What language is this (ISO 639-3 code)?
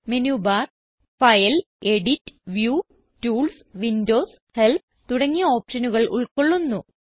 mal